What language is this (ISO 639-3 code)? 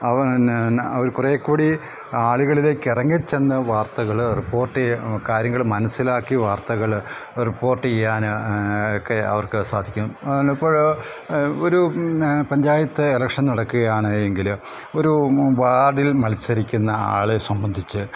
mal